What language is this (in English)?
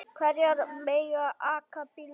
Icelandic